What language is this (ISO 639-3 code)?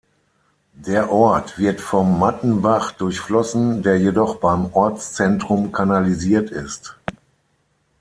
deu